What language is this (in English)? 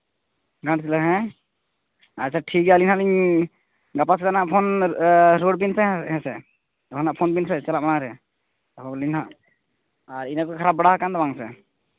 Santali